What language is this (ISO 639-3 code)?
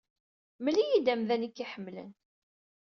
kab